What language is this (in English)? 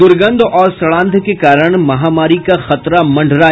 Hindi